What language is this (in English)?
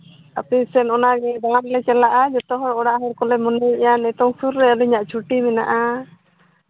Santali